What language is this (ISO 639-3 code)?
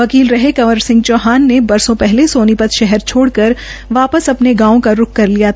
hin